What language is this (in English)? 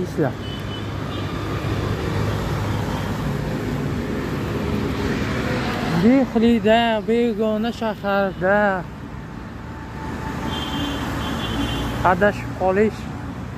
Turkish